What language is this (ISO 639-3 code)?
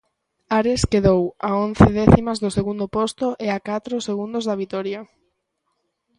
glg